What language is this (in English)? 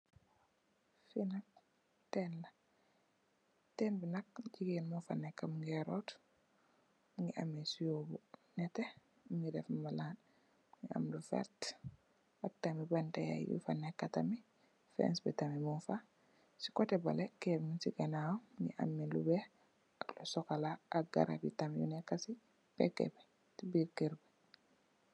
Wolof